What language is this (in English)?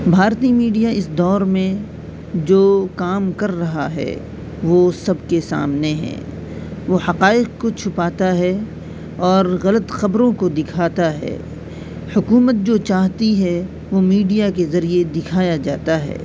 Urdu